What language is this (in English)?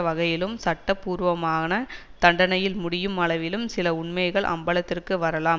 Tamil